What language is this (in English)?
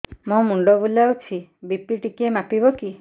Odia